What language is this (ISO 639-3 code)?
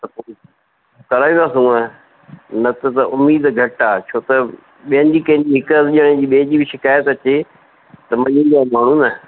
snd